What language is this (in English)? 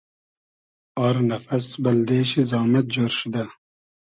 Hazaragi